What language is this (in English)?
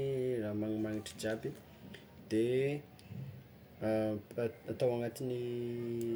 Tsimihety Malagasy